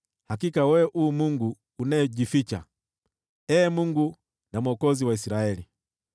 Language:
Swahili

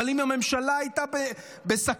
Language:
Hebrew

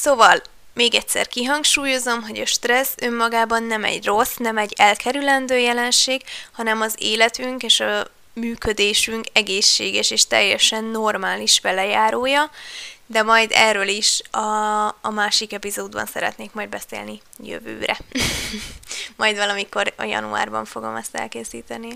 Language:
Hungarian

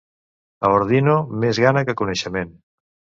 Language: Catalan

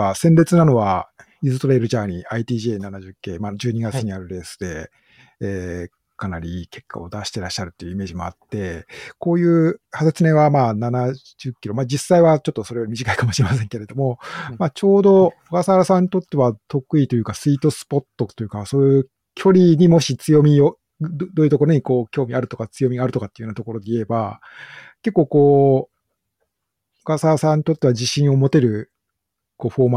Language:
Japanese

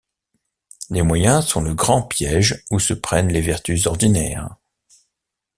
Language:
French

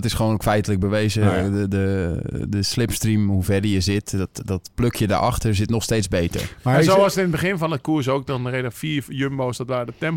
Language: Dutch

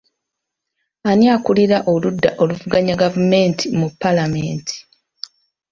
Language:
Ganda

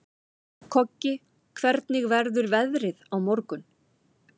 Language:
Icelandic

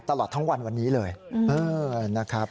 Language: Thai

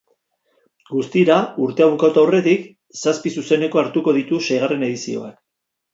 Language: Basque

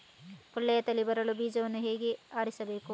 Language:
Kannada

